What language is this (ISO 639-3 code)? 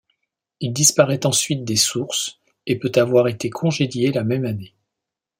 fra